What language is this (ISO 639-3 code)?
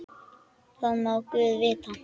isl